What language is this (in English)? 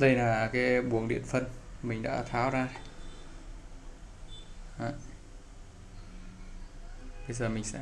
Vietnamese